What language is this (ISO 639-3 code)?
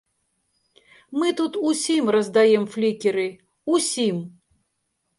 bel